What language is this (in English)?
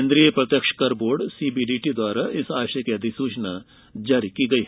Hindi